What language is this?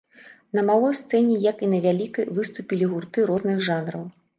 Belarusian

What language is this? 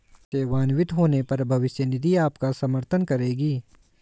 Hindi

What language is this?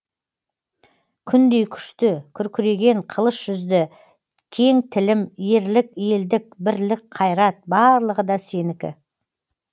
Kazakh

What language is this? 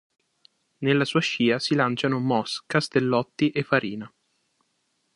Italian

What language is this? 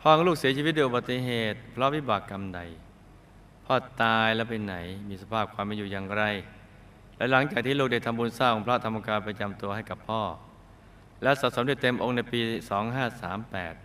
Thai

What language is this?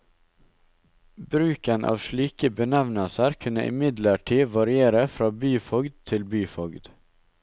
Norwegian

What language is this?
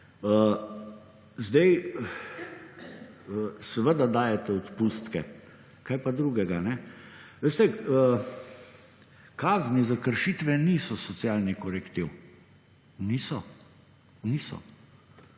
Slovenian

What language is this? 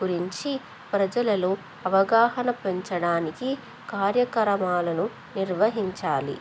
Telugu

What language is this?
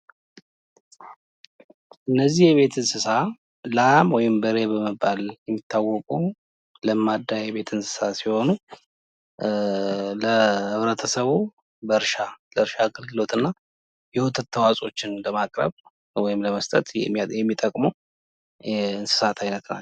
Amharic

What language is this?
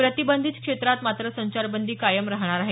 Marathi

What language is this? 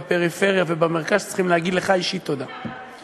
Hebrew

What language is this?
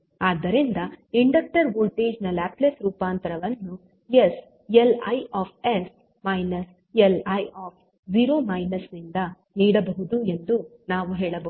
Kannada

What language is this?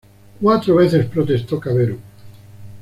Spanish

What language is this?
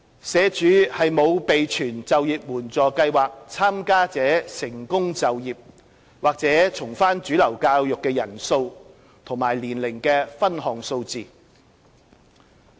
Cantonese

